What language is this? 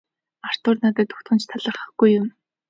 Mongolian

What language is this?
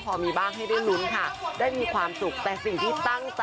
Thai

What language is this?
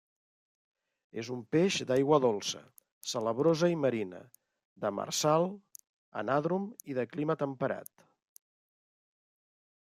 Catalan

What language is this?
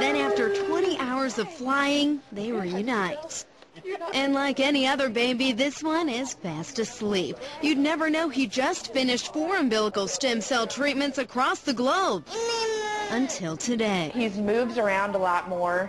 English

